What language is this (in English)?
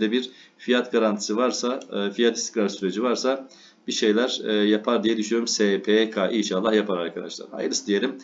Turkish